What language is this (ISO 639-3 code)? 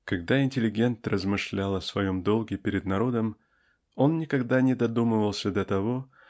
rus